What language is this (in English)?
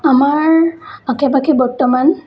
Assamese